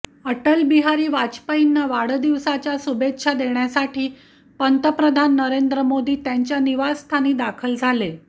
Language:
Marathi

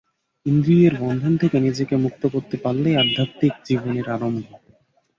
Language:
Bangla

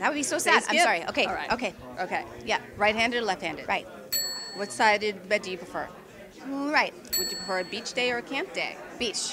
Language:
English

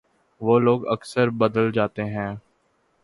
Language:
Urdu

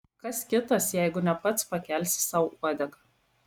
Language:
Lithuanian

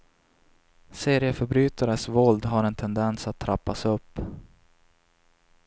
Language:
Swedish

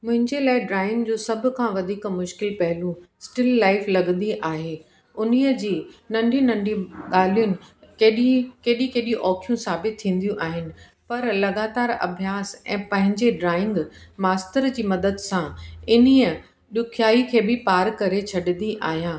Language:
Sindhi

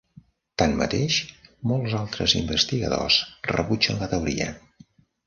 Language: Catalan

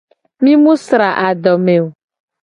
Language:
Gen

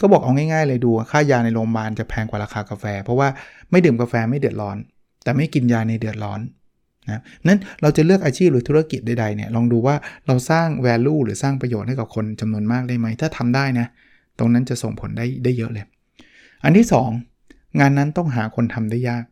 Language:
Thai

